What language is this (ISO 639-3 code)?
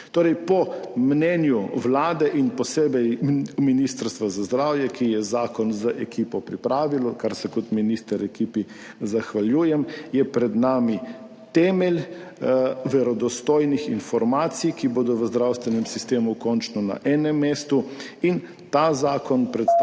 slv